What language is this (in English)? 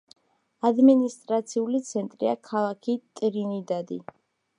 Georgian